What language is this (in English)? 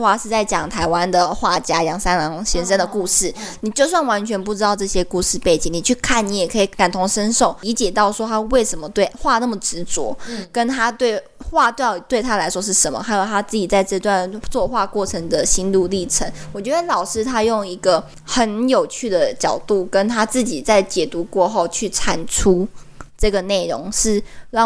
Chinese